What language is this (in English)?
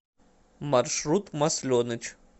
Russian